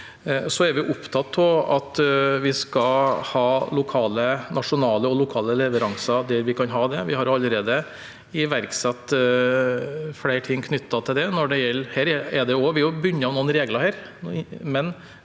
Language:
Norwegian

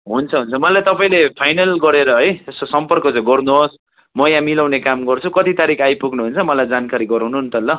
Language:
Nepali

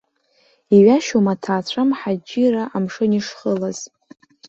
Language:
Abkhazian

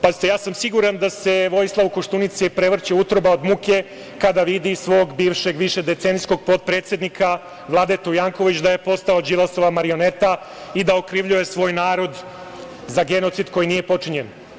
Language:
Serbian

